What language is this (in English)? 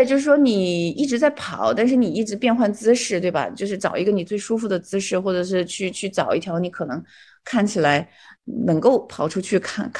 Chinese